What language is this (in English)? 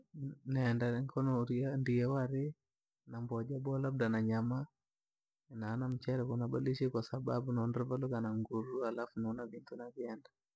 Langi